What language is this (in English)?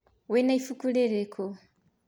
Kikuyu